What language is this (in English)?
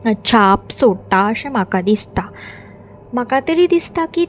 Konkani